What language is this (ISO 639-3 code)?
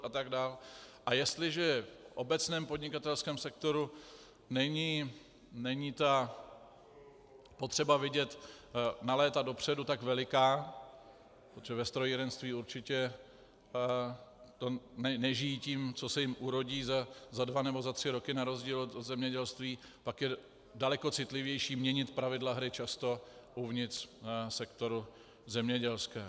ces